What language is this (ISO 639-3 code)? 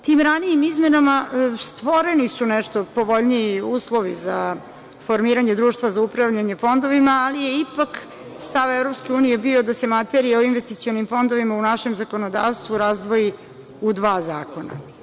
srp